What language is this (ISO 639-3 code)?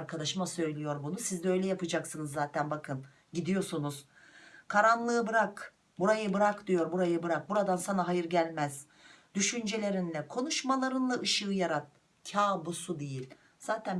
tur